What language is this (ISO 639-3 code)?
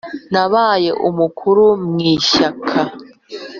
kin